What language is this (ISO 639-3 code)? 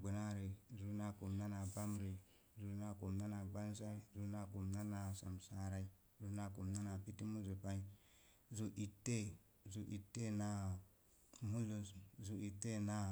ver